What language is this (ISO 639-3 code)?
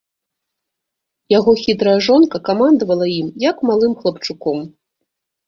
bel